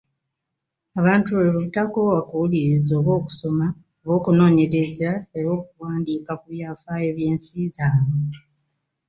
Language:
Ganda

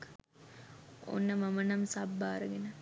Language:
Sinhala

